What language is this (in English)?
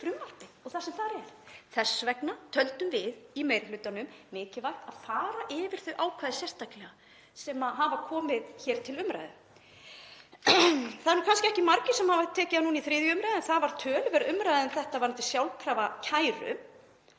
Icelandic